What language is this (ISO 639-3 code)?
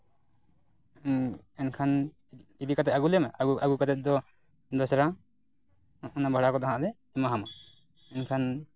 sat